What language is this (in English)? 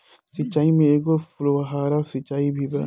Bhojpuri